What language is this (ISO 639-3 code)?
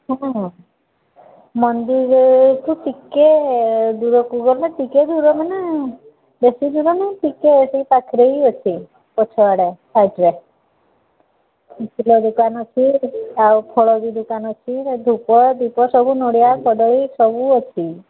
ori